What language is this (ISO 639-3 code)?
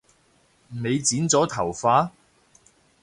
yue